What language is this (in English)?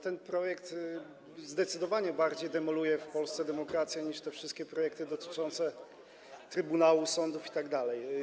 Polish